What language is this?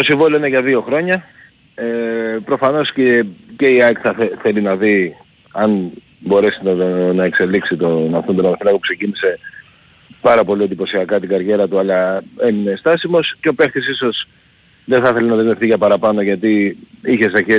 Greek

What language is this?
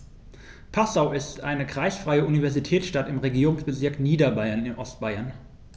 German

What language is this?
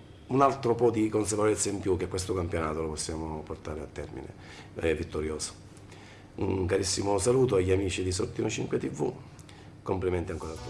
Italian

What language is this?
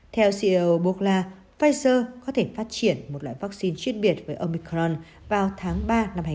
Vietnamese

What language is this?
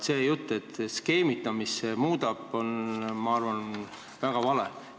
Estonian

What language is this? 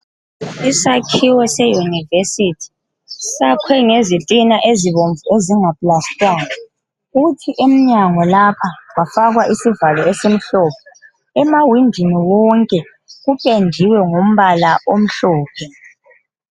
North Ndebele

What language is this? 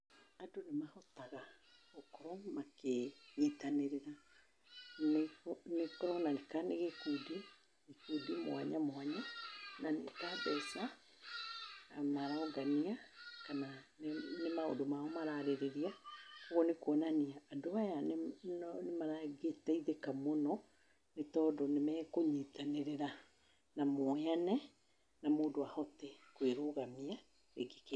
Kikuyu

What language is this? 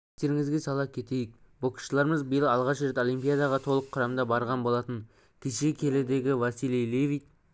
Kazakh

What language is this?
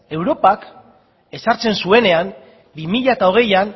Basque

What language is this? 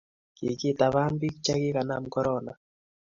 Kalenjin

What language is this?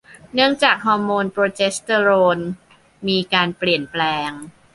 Thai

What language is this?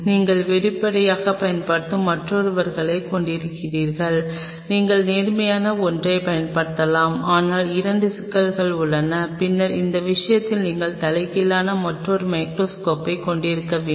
Tamil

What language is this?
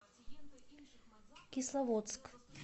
Russian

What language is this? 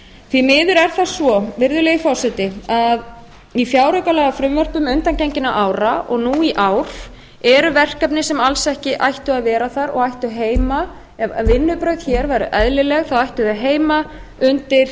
Icelandic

